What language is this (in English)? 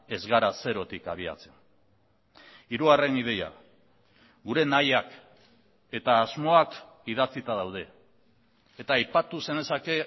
Basque